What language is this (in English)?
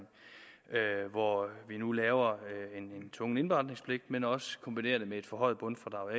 Danish